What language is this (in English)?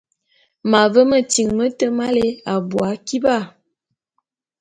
Bulu